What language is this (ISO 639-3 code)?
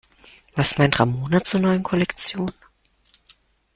deu